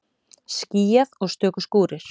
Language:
Icelandic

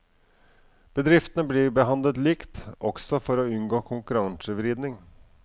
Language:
Norwegian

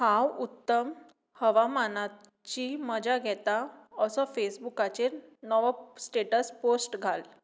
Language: Konkani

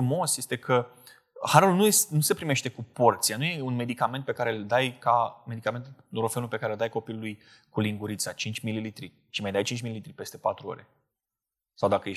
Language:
Romanian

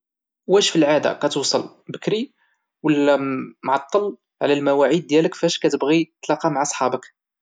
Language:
Moroccan Arabic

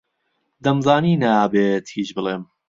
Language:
Central Kurdish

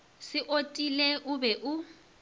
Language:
Northern Sotho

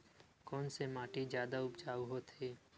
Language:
Chhattisgarhi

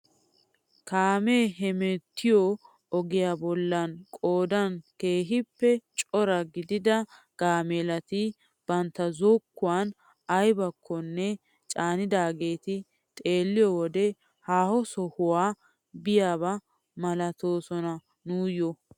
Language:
Wolaytta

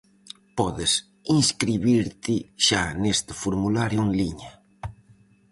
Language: Galician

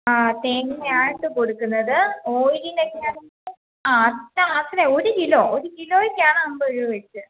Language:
Malayalam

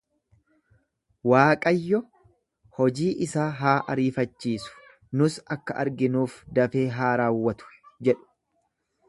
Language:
Oromo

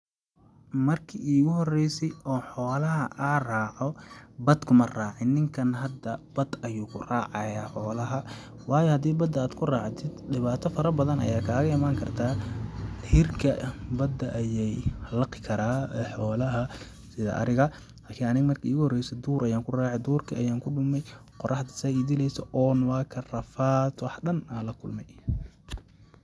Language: Somali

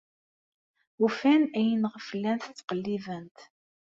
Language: Kabyle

